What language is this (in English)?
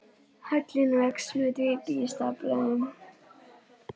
Icelandic